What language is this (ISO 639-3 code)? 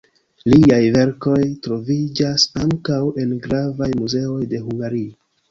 epo